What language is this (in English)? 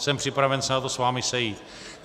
Czech